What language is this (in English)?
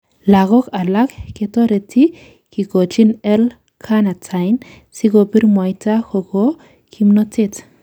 Kalenjin